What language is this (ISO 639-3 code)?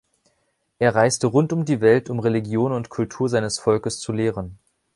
deu